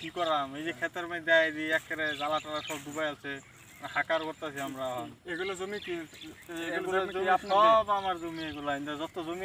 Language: Arabic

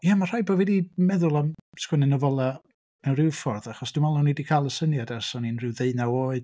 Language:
Welsh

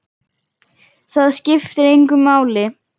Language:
Icelandic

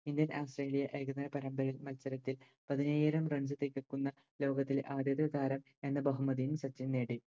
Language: Malayalam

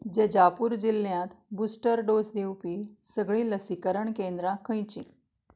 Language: Konkani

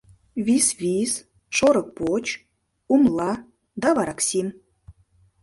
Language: Mari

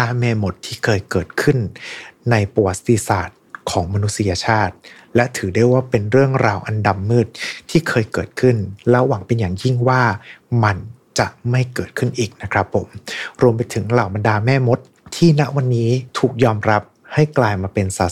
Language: Thai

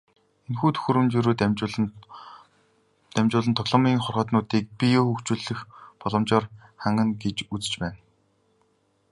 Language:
Mongolian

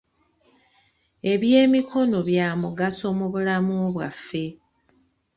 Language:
Ganda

